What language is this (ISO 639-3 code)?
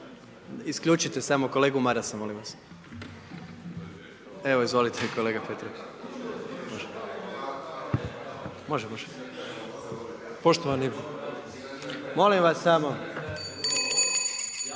hrv